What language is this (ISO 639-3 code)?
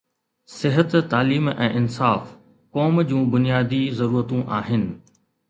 snd